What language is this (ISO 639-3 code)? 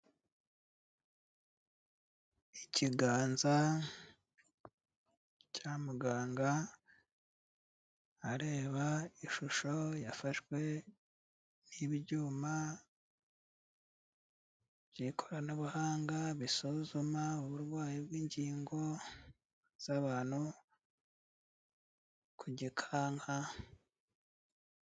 kin